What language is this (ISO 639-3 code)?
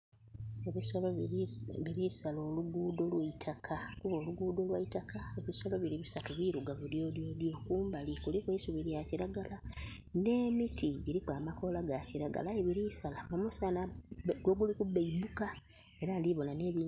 xog